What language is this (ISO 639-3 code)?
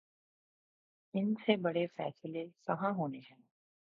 urd